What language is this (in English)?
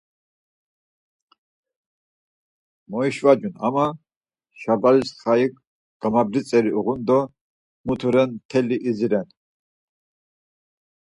Laz